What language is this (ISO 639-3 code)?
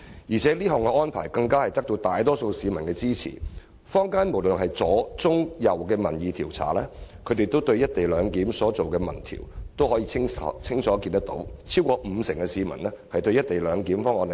yue